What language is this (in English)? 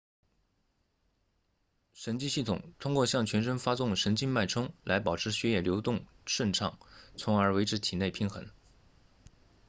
Chinese